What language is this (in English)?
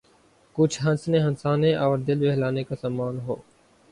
Urdu